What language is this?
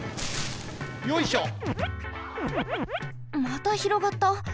Japanese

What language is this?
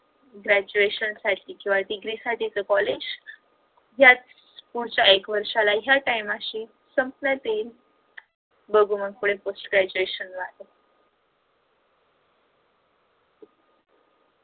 Marathi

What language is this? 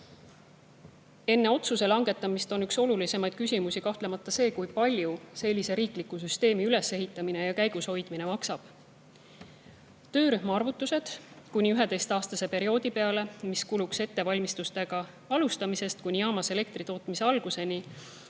Estonian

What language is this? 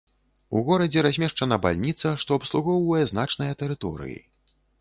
Belarusian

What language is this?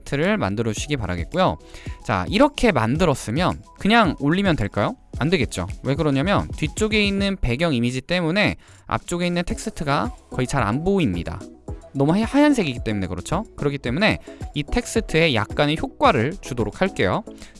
Korean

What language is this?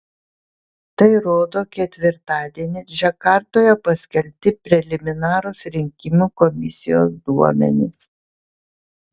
Lithuanian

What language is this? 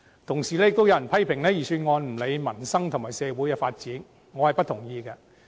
Cantonese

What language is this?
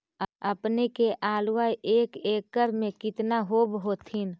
Magahi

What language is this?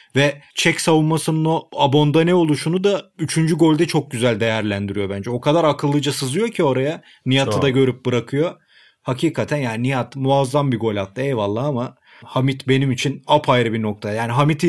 Turkish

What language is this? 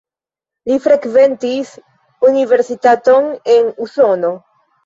Esperanto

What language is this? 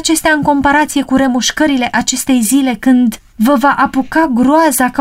Romanian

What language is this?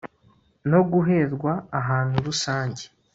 Kinyarwanda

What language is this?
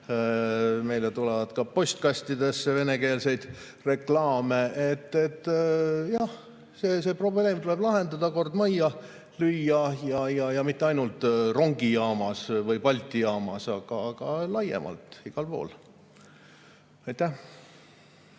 Estonian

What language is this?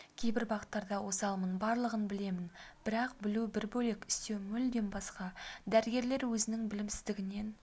Kazakh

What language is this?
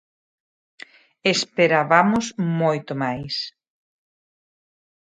Galician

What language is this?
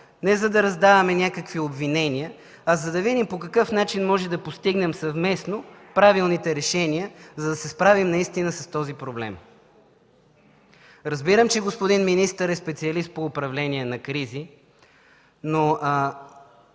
Bulgarian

